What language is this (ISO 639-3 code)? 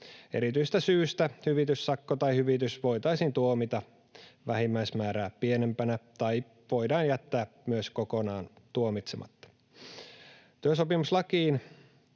fin